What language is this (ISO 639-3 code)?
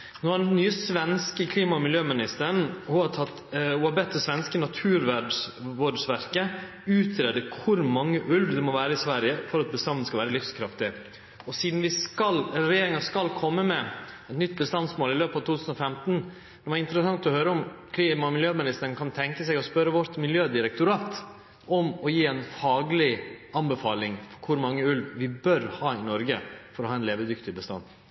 nno